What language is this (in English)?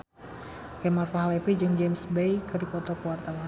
Sundanese